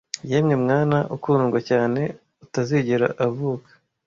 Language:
Kinyarwanda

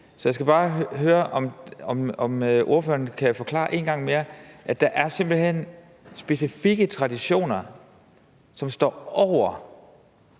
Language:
Danish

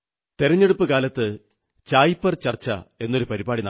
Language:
Malayalam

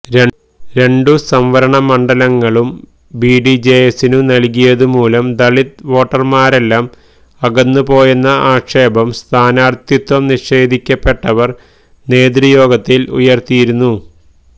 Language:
Malayalam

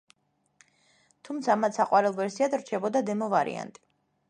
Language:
Georgian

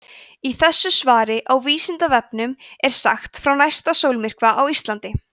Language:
Icelandic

